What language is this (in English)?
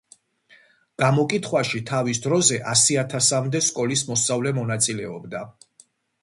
Georgian